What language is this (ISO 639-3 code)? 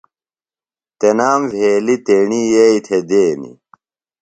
phl